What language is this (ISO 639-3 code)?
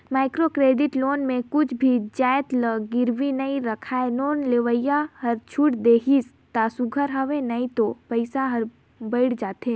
hne